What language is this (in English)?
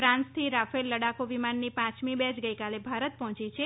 Gujarati